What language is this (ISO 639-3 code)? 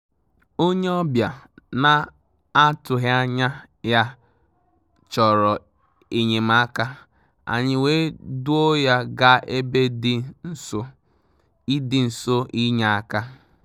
ibo